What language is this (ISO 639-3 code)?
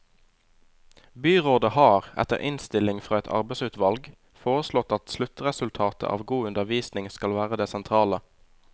nor